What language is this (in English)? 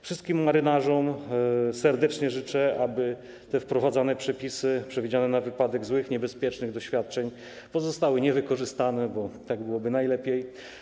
Polish